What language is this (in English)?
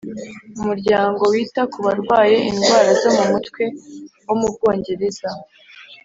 Kinyarwanda